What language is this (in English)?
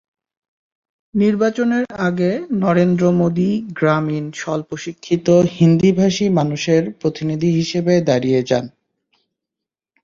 Bangla